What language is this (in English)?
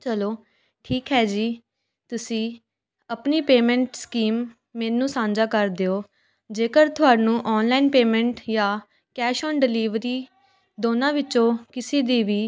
Punjabi